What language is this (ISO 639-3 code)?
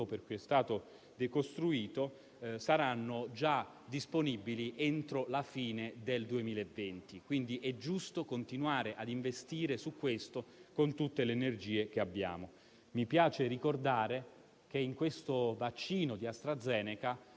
ita